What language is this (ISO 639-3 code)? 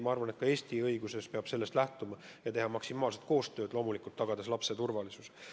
est